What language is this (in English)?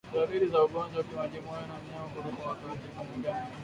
Swahili